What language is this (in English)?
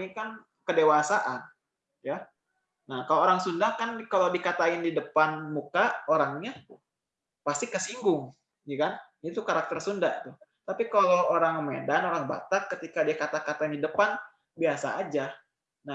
Indonesian